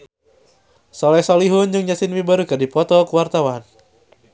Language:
Sundanese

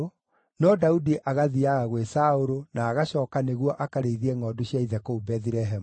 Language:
Kikuyu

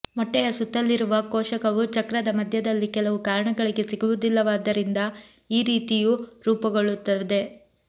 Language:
Kannada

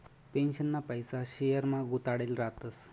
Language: Marathi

